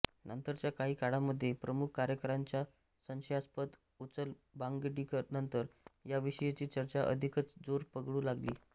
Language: Marathi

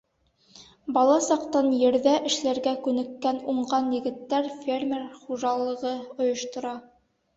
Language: Bashkir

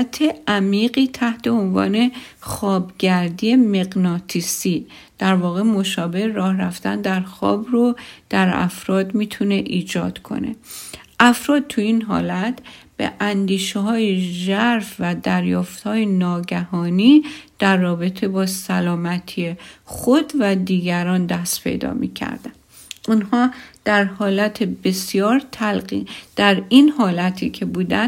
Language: Persian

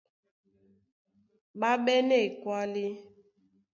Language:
Duala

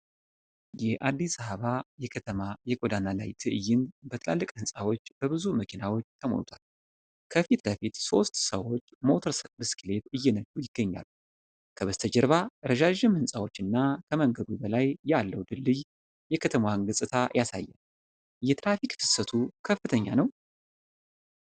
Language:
Amharic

